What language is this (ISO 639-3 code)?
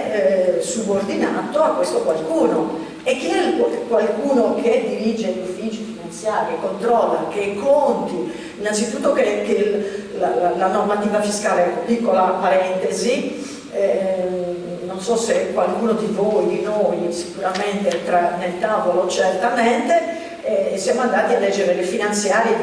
ita